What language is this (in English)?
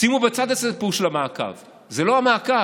Hebrew